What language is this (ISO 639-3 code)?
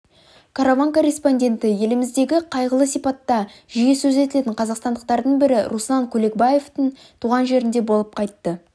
kaz